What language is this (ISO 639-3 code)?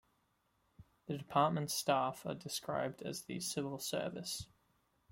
eng